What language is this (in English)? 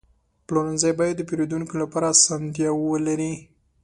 Pashto